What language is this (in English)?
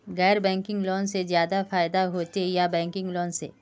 Magahi